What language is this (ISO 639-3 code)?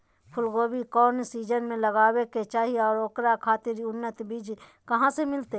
mag